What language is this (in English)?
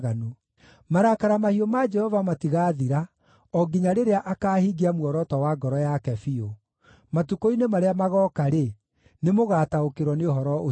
Kikuyu